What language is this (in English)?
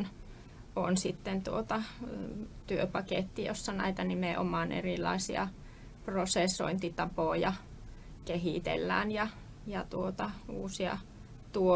Finnish